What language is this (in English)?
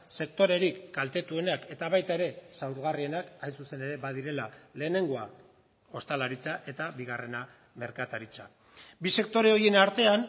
Basque